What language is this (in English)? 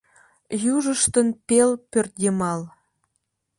Mari